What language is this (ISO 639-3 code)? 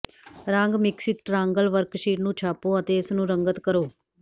pan